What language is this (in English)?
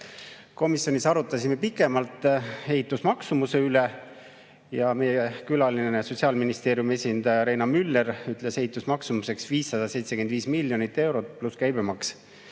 Estonian